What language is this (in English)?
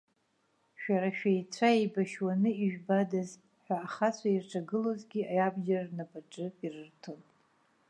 Abkhazian